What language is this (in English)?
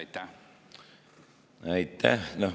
Estonian